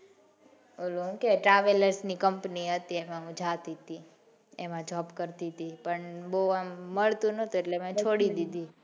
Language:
Gujarati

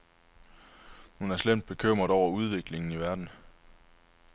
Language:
Danish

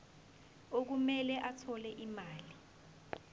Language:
Zulu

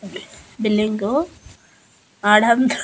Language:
Telugu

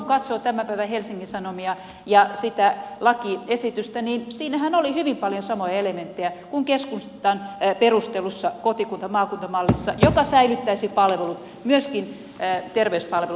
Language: Finnish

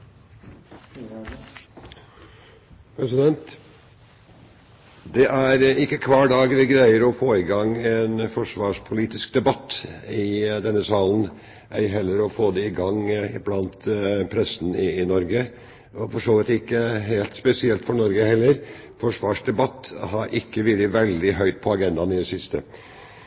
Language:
Norwegian Bokmål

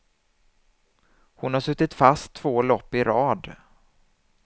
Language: Swedish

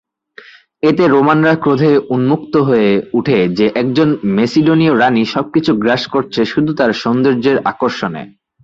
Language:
Bangla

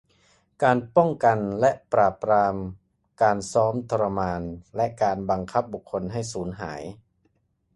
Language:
Thai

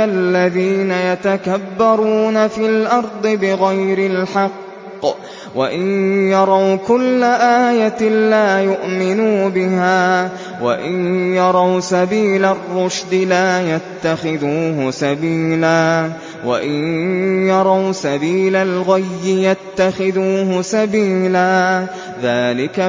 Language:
Arabic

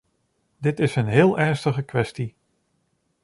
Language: Dutch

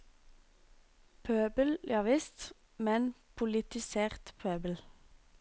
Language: Norwegian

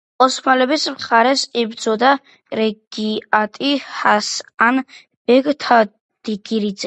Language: Georgian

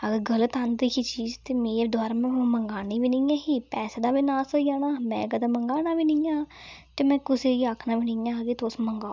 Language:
Dogri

